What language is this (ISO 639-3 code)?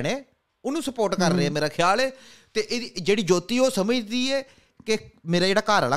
pan